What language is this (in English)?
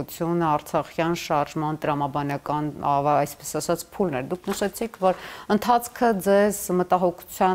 Turkish